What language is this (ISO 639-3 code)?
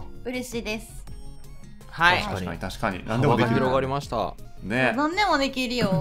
jpn